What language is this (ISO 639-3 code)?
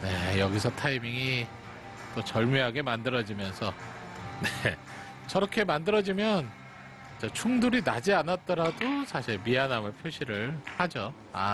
kor